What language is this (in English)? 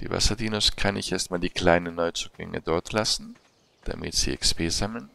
German